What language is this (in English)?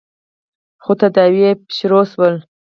Pashto